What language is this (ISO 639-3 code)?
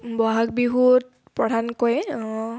asm